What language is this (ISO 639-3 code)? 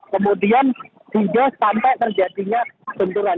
ind